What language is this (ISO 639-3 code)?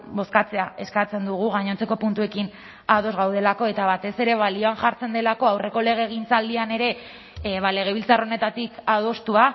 eus